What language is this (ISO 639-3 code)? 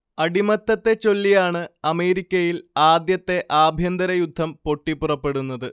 mal